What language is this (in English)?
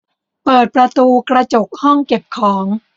Thai